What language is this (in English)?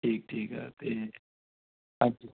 Punjabi